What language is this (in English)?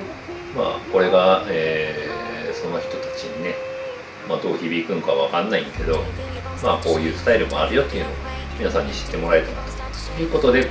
Japanese